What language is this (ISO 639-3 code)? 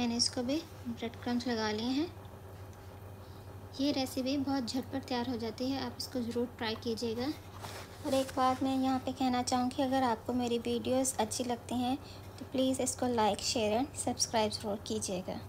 hin